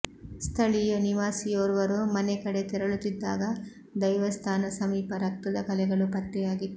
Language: Kannada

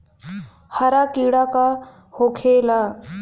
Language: Bhojpuri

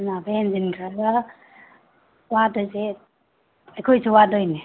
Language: Manipuri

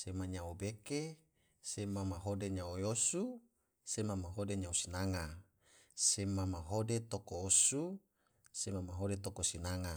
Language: Tidore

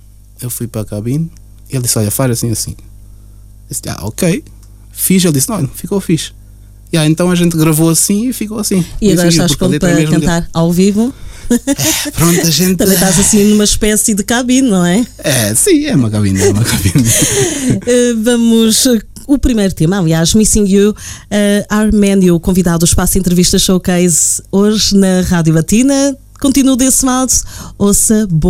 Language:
Portuguese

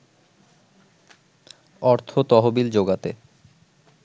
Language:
Bangla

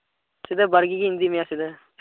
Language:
Santali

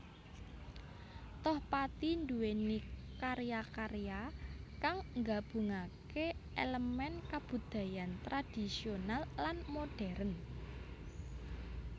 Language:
Javanese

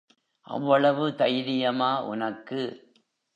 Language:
Tamil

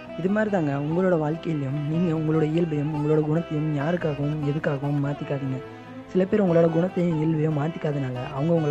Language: Tamil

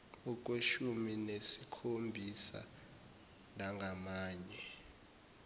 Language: Zulu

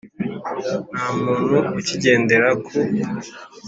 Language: Kinyarwanda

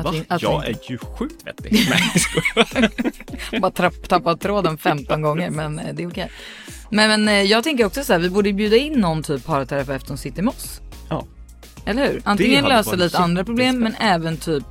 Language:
Swedish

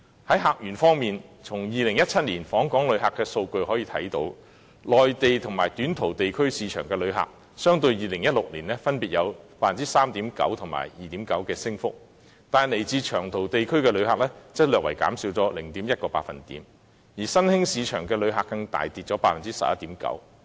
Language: Cantonese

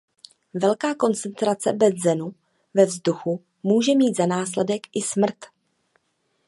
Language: Czech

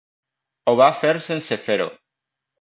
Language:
Catalan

